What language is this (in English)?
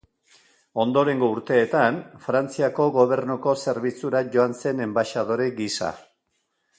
Basque